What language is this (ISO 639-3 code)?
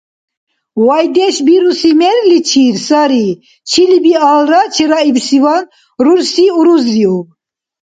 dar